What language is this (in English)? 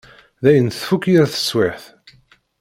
Kabyle